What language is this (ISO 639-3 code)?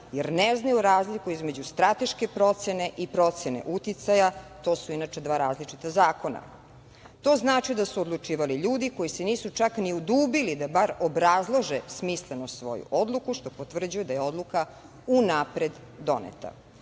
srp